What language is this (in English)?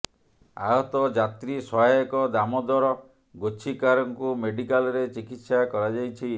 Odia